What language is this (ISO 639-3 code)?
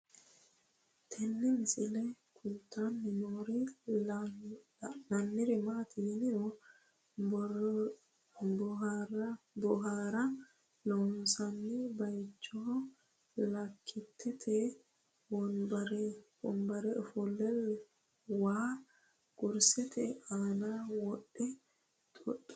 sid